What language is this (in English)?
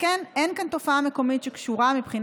Hebrew